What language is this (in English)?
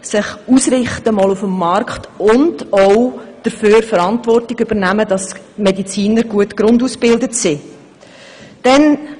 Swiss German